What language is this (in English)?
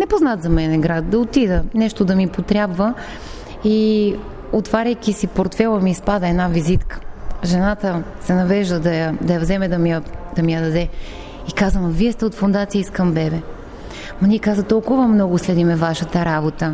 Bulgarian